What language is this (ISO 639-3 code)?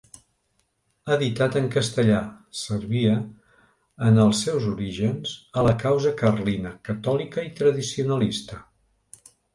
cat